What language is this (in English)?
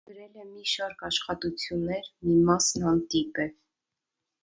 Armenian